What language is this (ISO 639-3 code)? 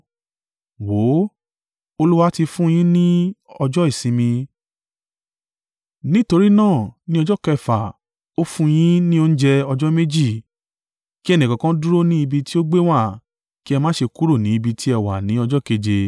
yor